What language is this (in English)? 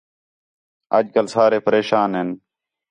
Khetrani